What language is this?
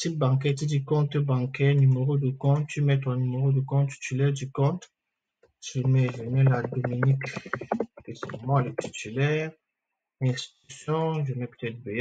French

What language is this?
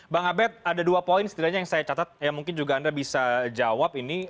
Indonesian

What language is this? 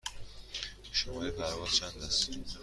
Persian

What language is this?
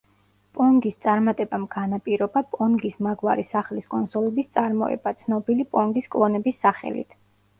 Georgian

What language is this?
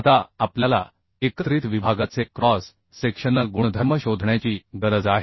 Marathi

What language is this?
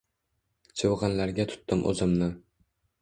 Uzbek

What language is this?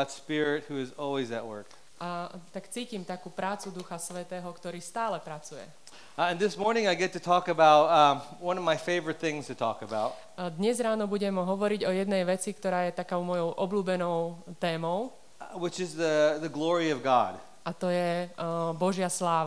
Slovak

